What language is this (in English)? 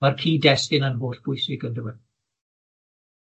Welsh